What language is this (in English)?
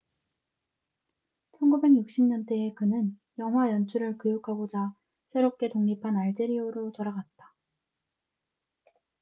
Korean